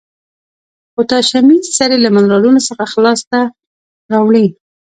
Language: Pashto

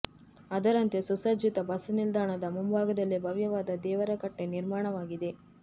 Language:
Kannada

